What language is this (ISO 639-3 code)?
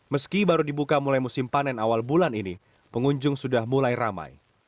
ind